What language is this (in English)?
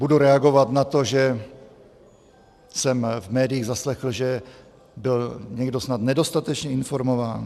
Czech